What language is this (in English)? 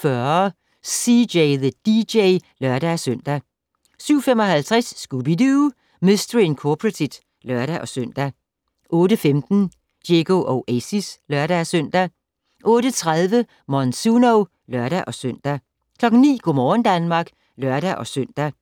Danish